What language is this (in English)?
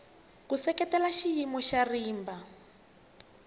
Tsonga